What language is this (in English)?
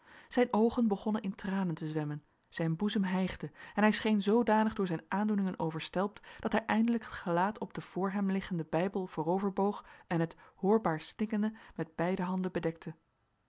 Dutch